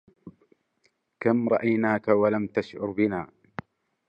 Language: Arabic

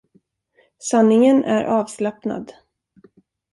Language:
Swedish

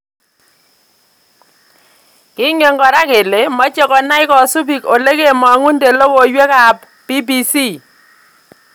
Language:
Kalenjin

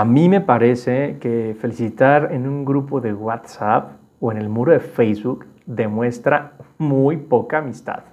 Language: Spanish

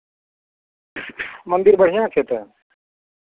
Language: Maithili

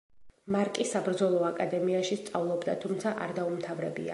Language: Georgian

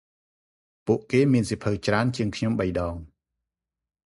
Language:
Khmer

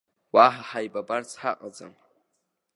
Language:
Abkhazian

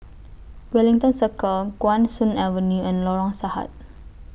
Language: English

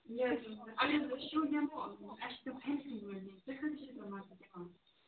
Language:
Kashmiri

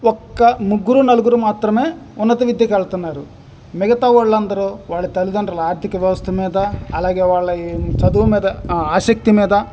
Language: Telugu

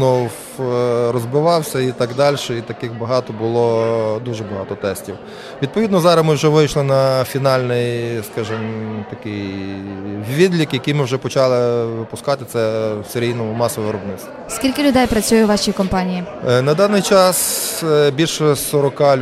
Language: Ukrainian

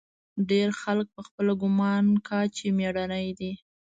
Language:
Pashto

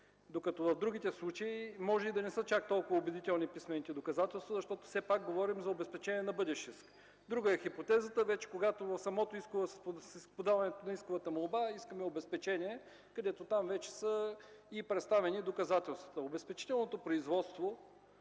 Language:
Bulgarian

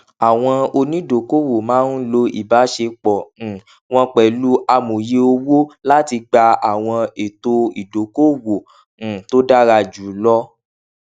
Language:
Yoruba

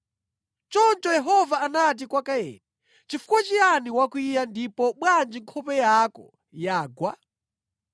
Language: Nyanja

